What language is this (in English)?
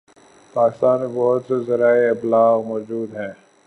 Urdu